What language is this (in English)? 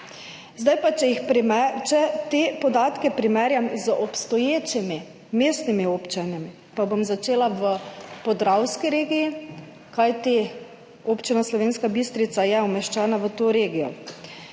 Slovenian